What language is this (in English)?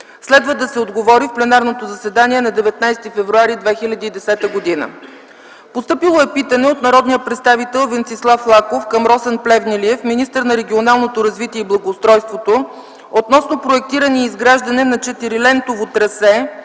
Bulgarian